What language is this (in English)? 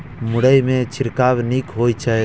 Maithili